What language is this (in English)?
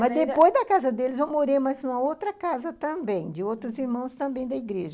Portuguese